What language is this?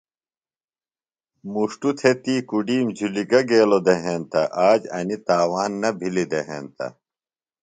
Phalura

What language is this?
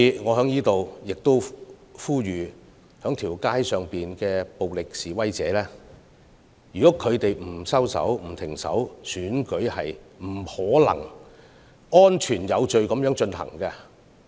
Cantonese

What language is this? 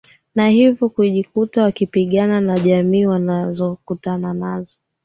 Swahili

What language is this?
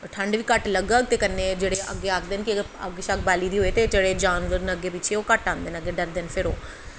Dogri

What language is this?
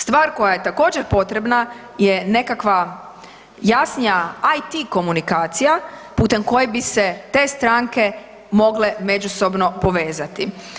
Croatian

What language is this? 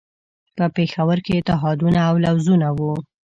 Pashto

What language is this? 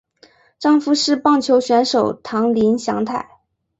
Chinese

